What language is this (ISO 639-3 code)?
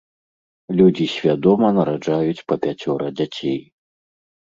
bel